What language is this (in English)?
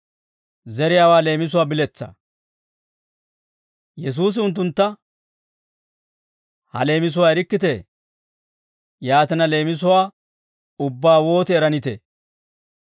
Dawro